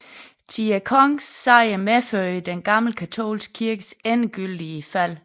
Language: Danish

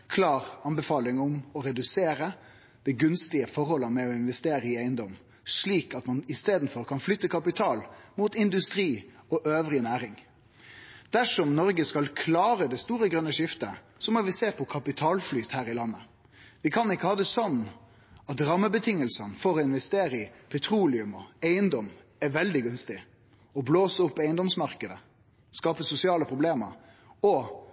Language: Norwegian Nynorsk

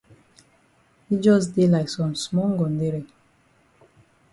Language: Cameroon Pidgin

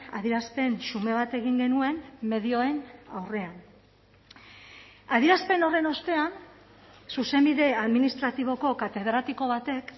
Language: Basque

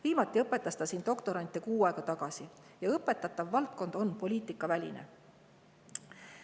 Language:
Estonian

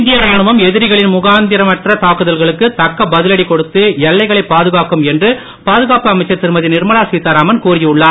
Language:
Tamil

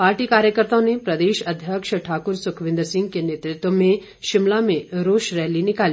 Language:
Hindi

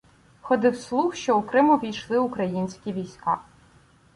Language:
Ukrainian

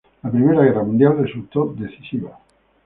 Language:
Spanish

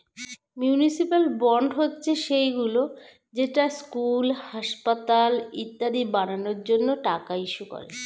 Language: Bangla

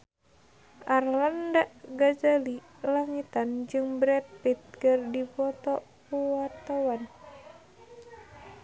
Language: Sundanese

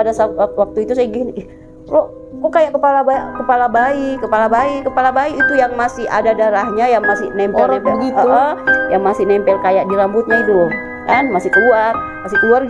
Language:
Indonesian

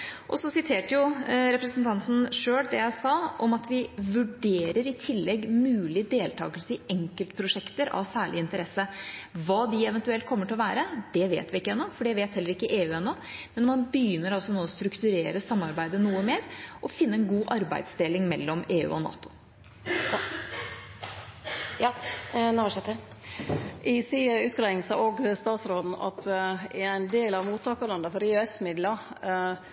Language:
Norwegian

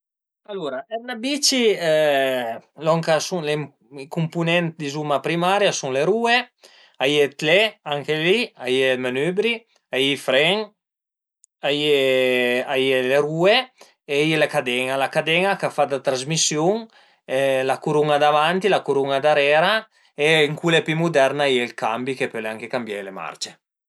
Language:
Piedmontese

